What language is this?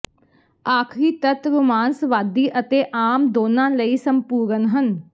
Punjabi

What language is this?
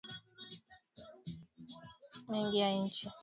Swahili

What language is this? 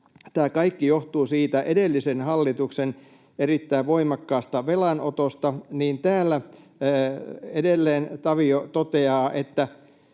Finnish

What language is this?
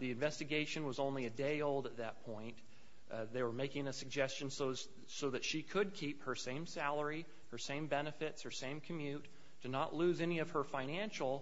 English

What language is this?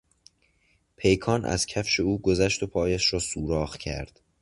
Persian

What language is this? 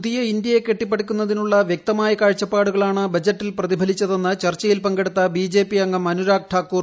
Malayalam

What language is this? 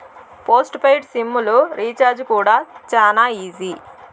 Telugu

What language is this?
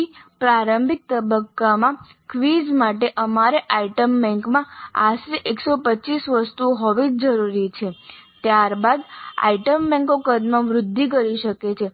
Gujarati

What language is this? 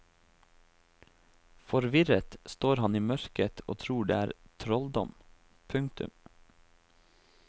Norwegian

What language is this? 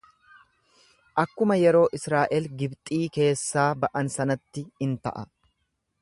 Oromo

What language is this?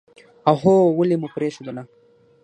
Pashto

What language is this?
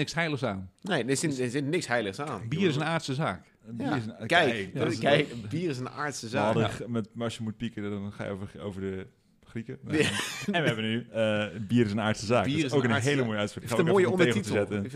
Dutch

